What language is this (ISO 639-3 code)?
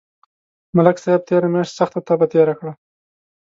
pus